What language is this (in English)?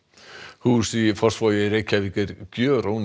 Icelandic